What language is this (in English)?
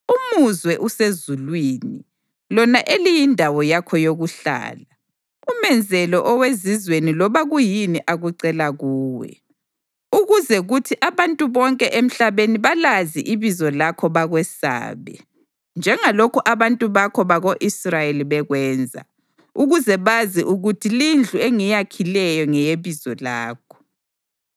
North Ndebele